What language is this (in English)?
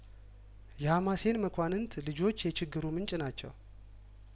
Amharic